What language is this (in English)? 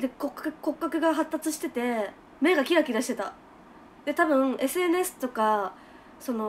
Japanese